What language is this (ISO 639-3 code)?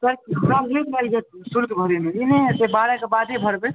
mai